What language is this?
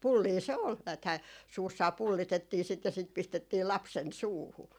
Finnish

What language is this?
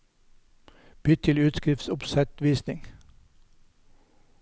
Norwegian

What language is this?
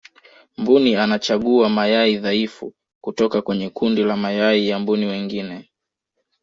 Swahili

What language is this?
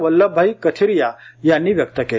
Marathi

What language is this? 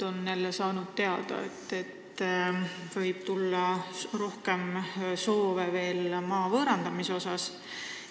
Estonian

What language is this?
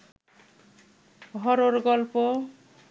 Bangla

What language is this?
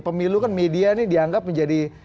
Indonesian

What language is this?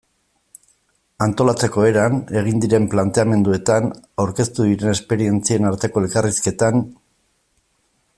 Basque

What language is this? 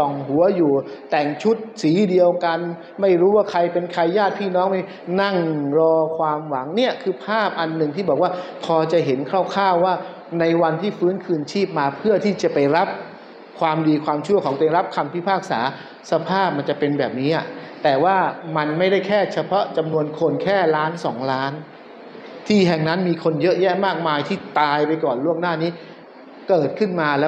Thai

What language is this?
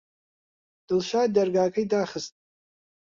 Central Kurdish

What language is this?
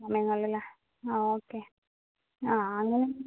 Malayalam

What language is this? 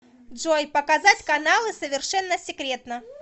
Russian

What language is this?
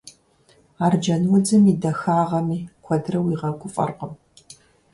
Kabardian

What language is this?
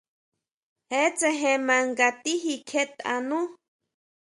Huautla Mazatec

